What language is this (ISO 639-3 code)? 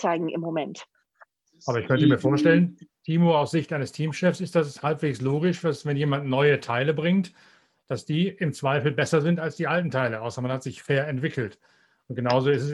deu